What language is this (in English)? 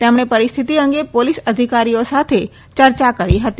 Gujarati